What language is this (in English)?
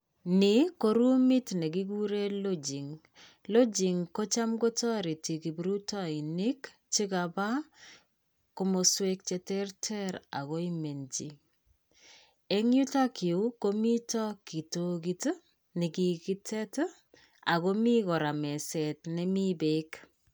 Kalenjin